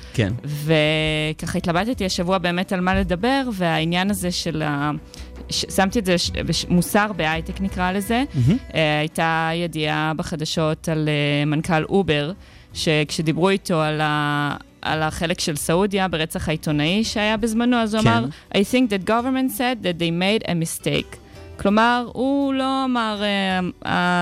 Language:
Hebrew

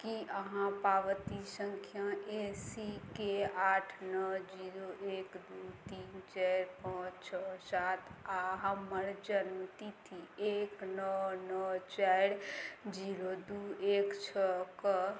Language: Maithili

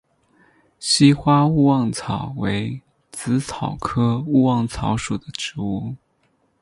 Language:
Chinese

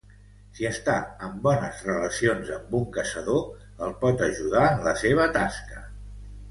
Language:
Catalan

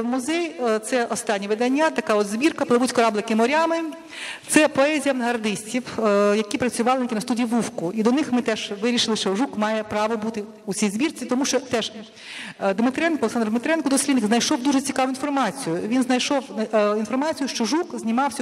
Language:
Ukrainian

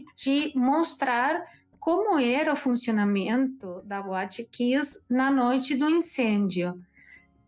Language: Portuguese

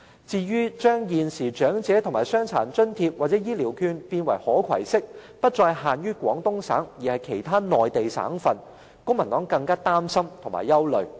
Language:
Cantonese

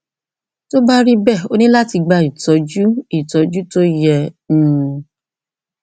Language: Yoruba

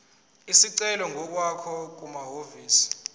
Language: Zulu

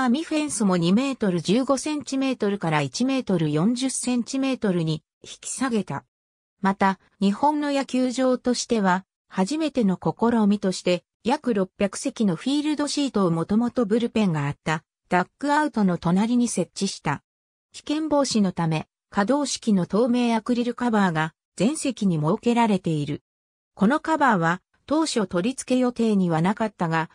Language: Japanese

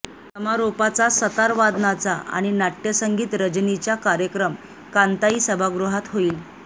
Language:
Marathi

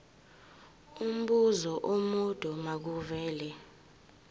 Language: Zulu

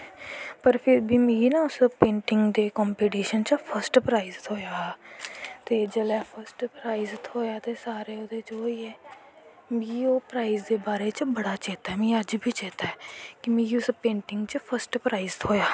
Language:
Dogri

